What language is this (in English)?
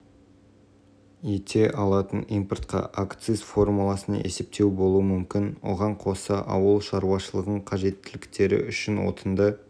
Kazakh